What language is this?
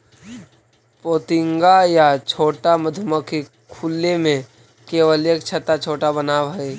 Magahi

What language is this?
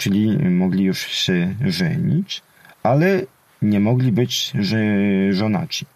Polish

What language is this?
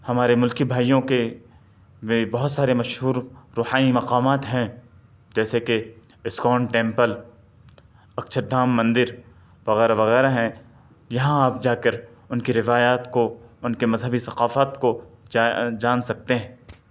Urdu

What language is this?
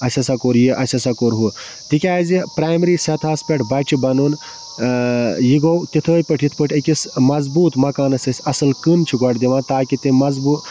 Kashmiri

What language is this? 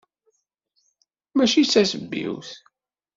Kabyle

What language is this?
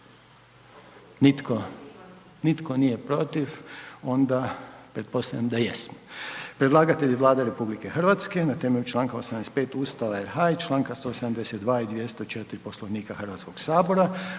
Croatian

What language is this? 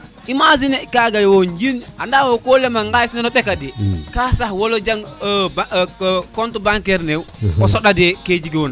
Serer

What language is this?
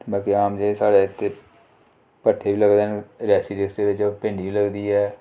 Dogri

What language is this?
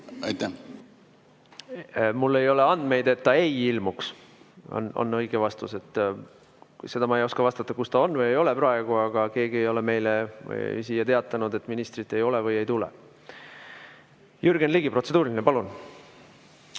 Estonian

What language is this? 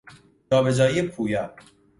Persian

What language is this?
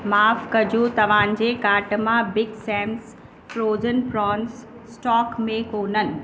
Sindhi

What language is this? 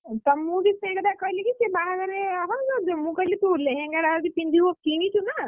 Odia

